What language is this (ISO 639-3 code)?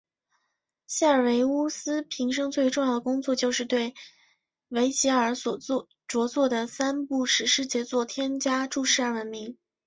zho